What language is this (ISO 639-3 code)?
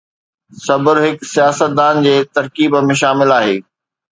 snd